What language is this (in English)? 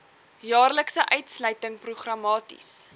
Afrikaans